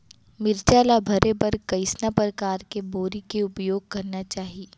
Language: Chhattisgarhi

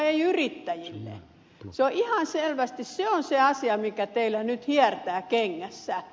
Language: Finnish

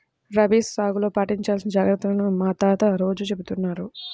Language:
Telugu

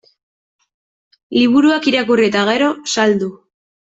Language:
Basque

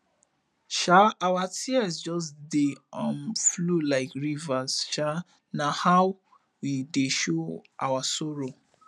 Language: Nigerian Pidgin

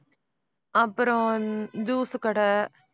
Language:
Tamil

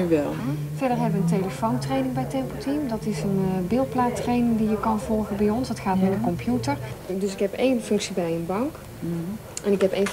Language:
Dutch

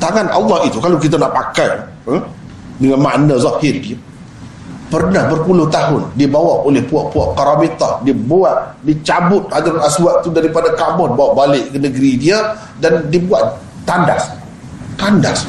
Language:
Malay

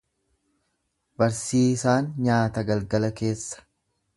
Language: Oromo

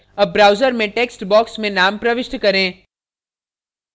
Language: Hindi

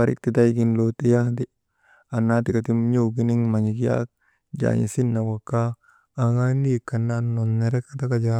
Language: Maba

